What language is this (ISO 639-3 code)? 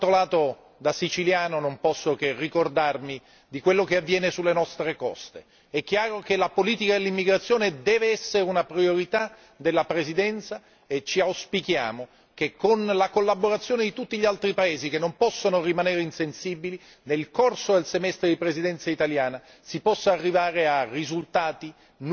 ita